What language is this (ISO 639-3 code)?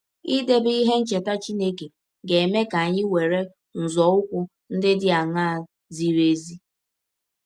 ibo